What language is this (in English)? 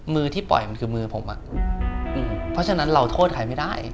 Thai